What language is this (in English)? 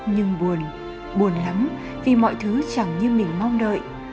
Vietnamese